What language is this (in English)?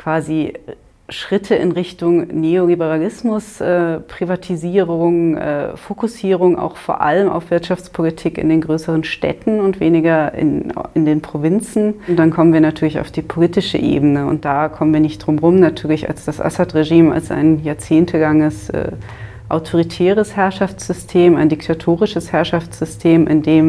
German